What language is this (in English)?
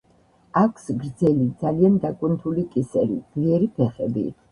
Georgian